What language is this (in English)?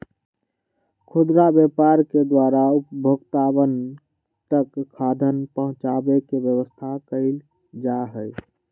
Magahi